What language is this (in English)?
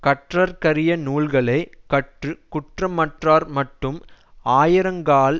Tamil